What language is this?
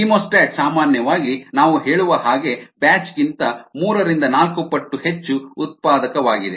Kannada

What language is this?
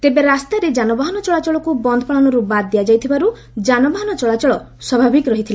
Odia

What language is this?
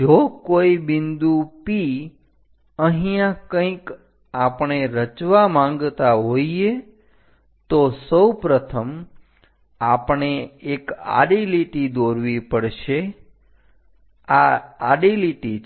Gujarati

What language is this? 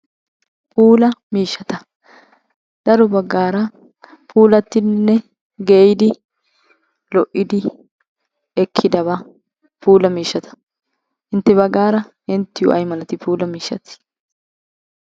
Wolaytta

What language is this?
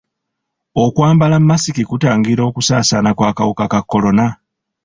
Ganda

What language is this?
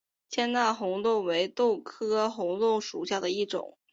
Chinese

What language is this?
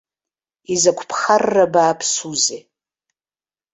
Abkhazian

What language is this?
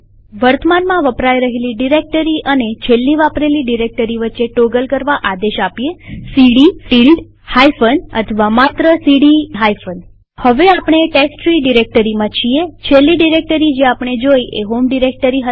Gujarati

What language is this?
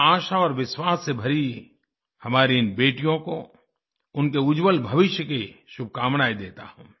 Hindi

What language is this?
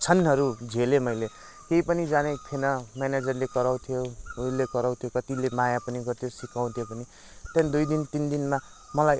Nepali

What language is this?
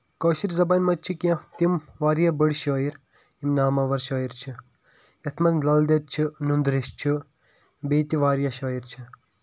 Kashmiri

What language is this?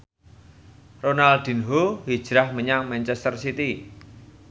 Javanese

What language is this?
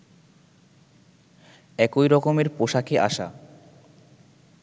Bangla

